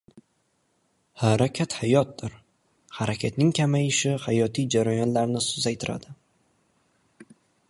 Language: Uzbek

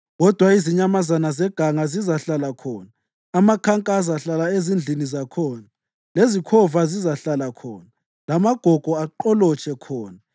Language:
North Ndebele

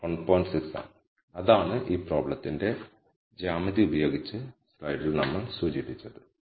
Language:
Malayalam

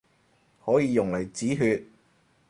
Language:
Cantonese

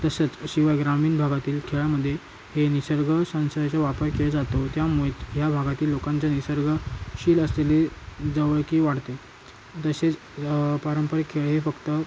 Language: Marathi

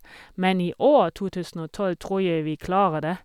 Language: Norwegian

